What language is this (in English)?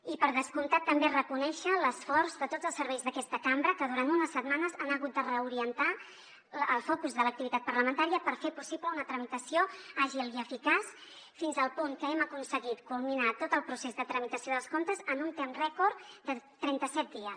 Catalan